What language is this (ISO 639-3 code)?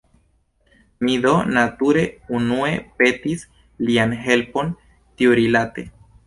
epo